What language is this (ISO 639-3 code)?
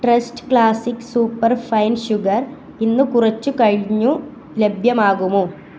mal